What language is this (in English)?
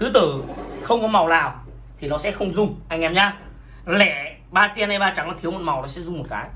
Vietnamese